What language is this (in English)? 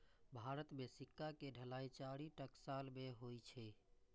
Maithili